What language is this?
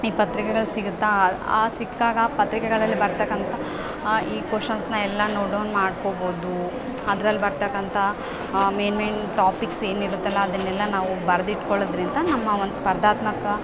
Kannada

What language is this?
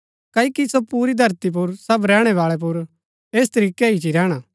Gaddi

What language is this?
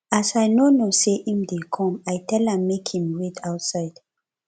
Nigerian Pidgin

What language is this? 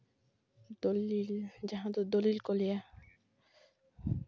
Santali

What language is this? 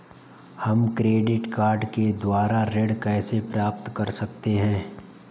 Hindi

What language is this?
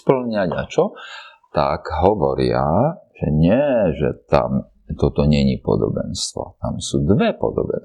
Slovak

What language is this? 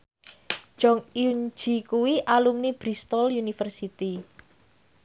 Javanese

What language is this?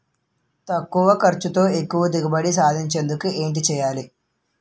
Telugu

